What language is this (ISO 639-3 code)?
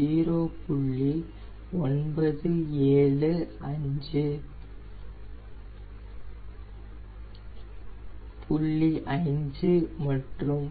tam